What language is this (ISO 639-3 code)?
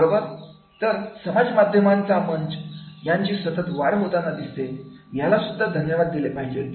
mar